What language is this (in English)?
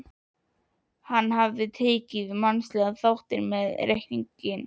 Icelandic